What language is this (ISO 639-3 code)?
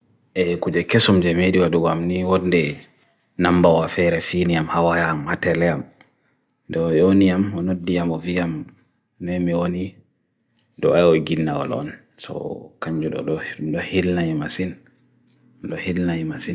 fui